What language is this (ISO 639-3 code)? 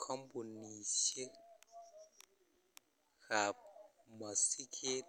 kln